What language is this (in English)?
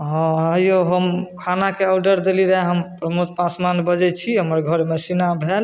Maithili